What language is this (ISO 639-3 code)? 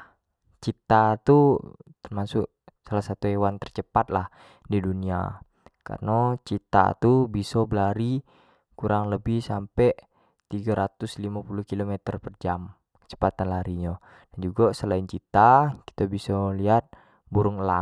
jax